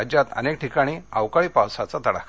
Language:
Marathi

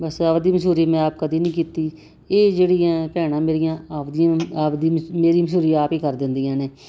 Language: Punjabi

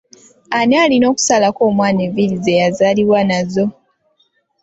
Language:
Ganda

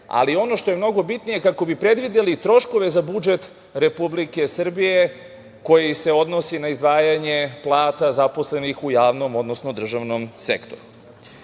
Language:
Serbian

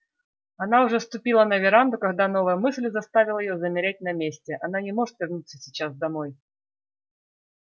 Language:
Russian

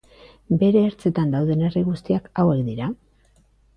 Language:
Basque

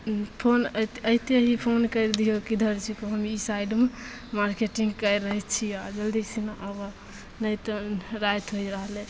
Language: Maithili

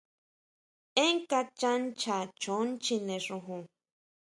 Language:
Huautla Mazatec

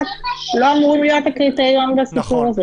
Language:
Hebrew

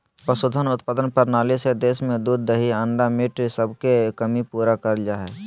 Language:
Magahi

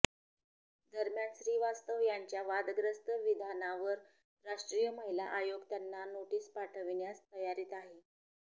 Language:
Marathi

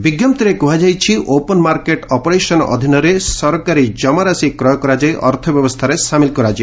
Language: Odia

